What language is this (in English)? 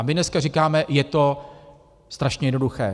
Czech